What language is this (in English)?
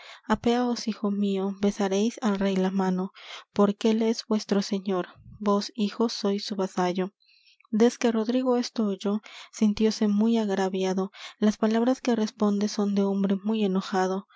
Spanish